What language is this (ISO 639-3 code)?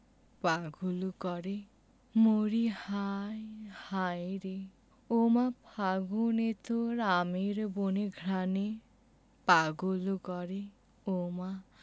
ben